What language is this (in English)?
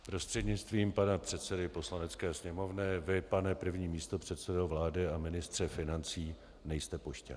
Czech